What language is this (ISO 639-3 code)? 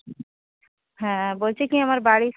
ben